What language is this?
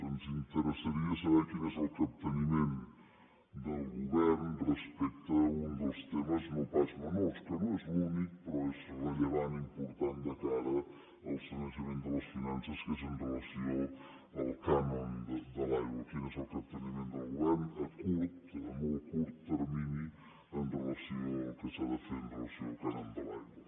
Catalan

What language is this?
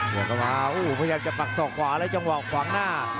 Thai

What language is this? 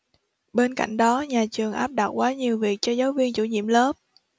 Vietnamese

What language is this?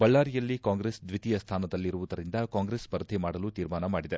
Kannada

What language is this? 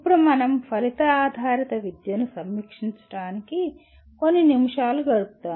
Telugu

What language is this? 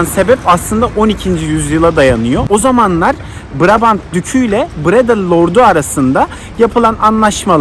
Turkish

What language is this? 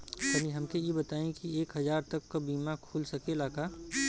Bhojpuri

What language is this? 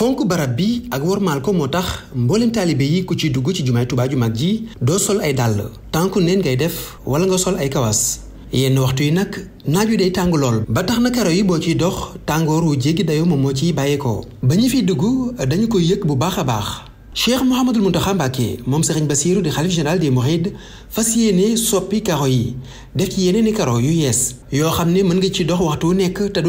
French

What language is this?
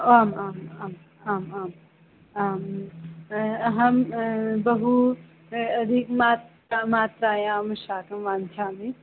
Sanskrit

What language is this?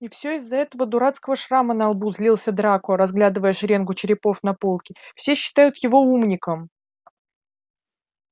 Russian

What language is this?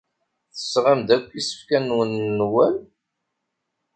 Kabyle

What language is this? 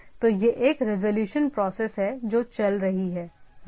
Hindi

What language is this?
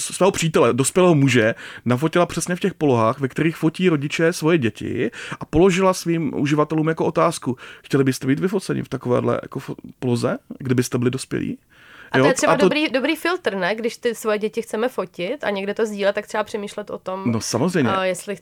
Czech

